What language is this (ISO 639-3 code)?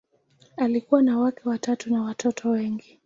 swa